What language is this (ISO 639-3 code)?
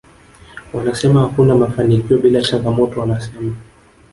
swa